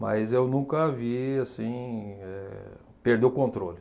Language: Portuguese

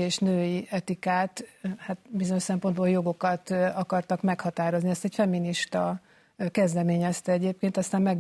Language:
Hungarian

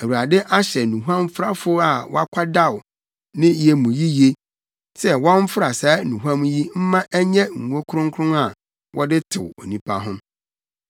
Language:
Akan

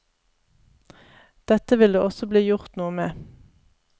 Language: Norwegian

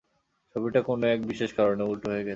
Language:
Bangla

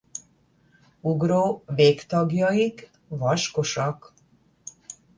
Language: Hungarian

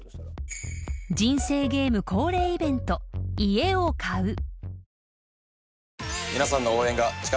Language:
Japanese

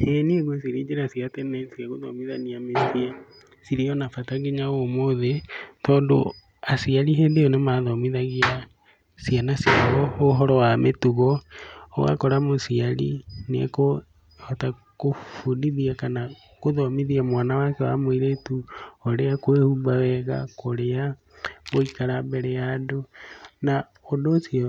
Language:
Kikuyu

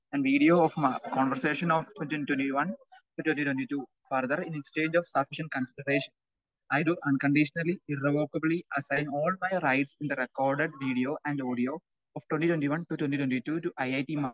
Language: Malayalam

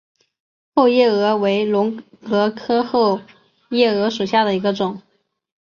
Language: Chinese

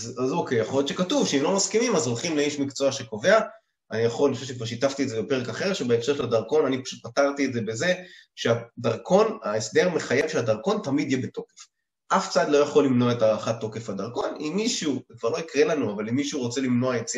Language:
Hebrew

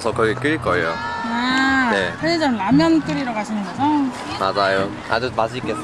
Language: Korean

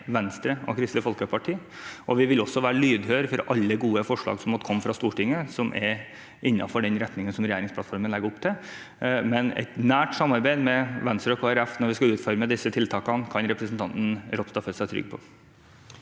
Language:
Norwegian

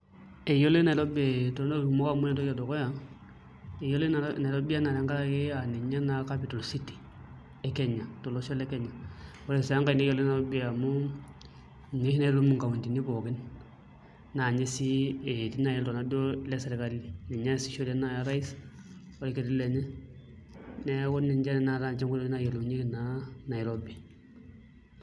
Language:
Masai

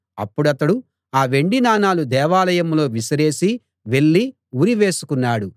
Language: Telugu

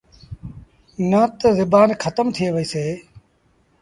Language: Sindhi Bhil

